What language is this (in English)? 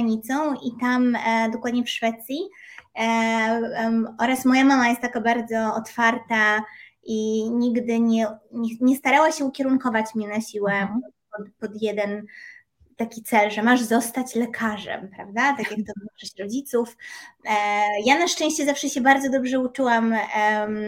Polish